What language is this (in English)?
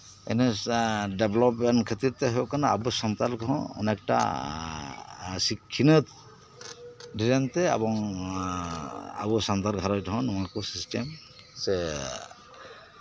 Santali